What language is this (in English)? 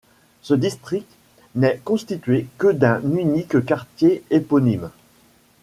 French